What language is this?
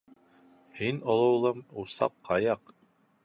Bashkir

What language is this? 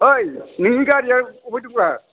Bodo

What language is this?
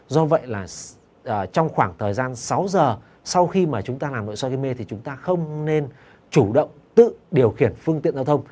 Vietnamese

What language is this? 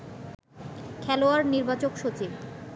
Bangla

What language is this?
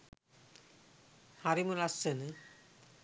Sinhala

